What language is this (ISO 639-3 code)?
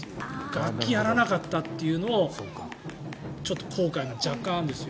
jpn